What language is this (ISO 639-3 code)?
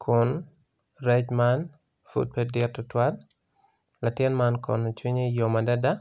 ach